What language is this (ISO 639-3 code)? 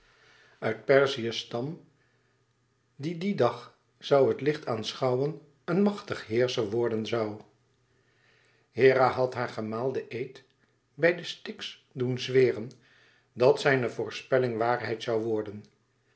nld